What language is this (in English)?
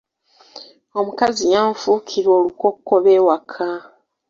Ganda